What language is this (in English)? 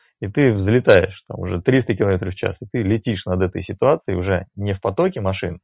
Russian